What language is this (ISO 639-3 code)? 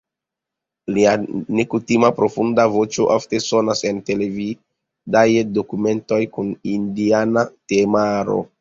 epo